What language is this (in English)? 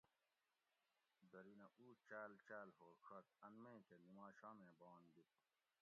Gawri